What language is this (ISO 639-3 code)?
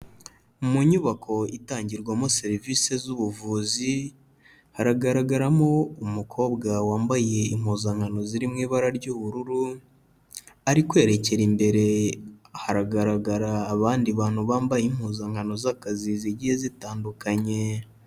kin